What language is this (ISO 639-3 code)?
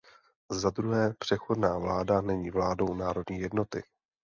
ces